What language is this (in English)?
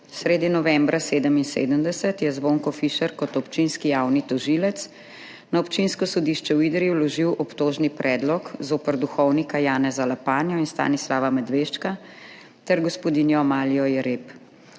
Slovenian